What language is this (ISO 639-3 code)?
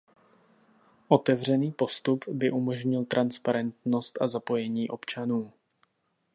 ces